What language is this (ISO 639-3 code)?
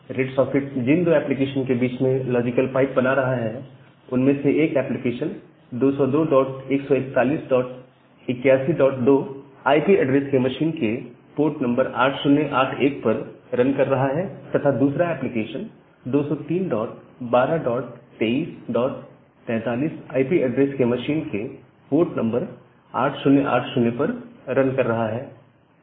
hin